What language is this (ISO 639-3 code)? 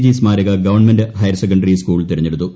mal